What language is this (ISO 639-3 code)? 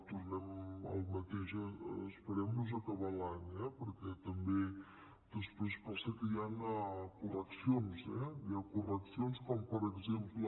cat